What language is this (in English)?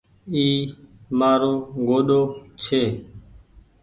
Goaria